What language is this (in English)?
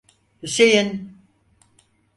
Turkish